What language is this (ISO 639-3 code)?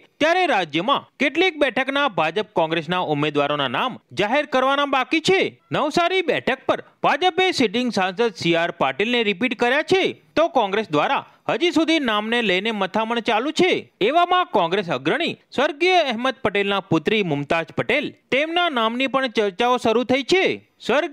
guj